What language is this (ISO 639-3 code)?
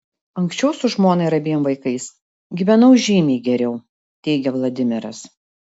lit